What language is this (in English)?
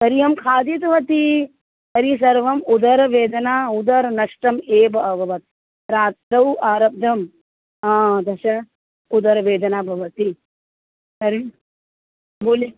Sanskrit